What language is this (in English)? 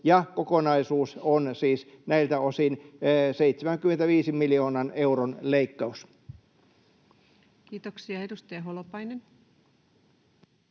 Finnish